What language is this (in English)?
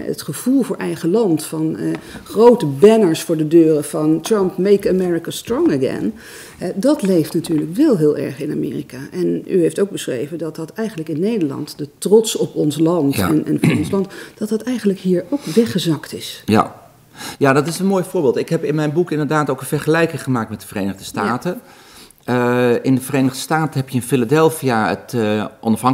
Dutch